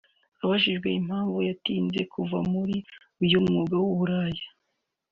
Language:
Kinyarwanda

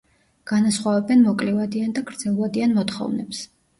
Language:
Georgian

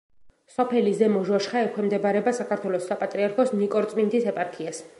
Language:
Georgian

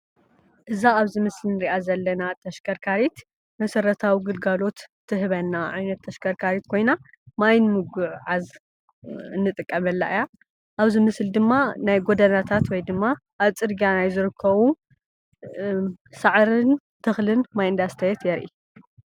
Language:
Tigrinya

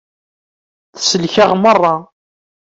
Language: Kabyle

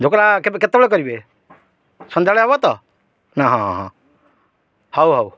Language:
Odia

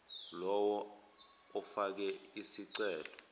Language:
Zulu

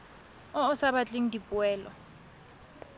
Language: Tswana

